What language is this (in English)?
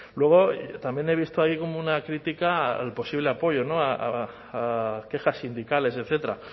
Spanish